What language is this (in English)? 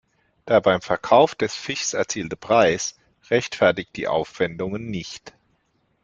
German